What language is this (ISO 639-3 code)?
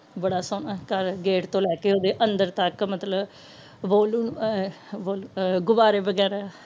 pan